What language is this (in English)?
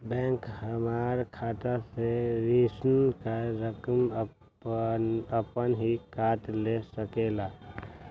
Magahi